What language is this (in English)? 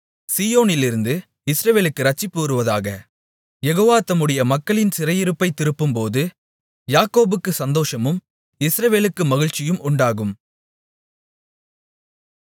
Tamil